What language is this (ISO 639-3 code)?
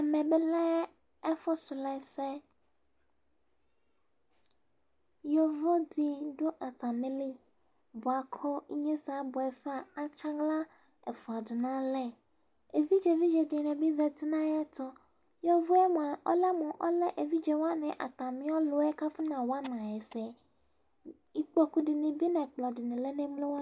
kpo